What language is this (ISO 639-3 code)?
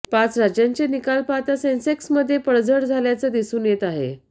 mar